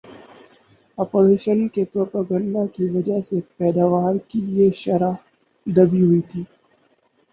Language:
Urdu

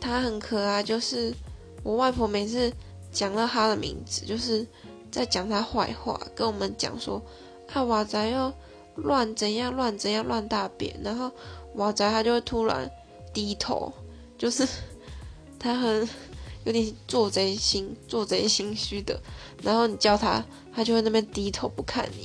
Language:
Chinese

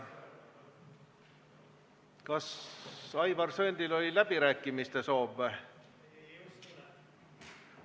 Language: Estonian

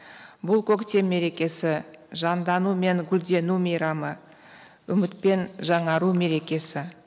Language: Kazakh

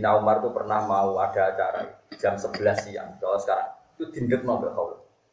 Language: Indonesian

